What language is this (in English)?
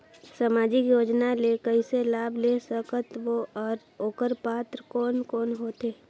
Chhattisgarhi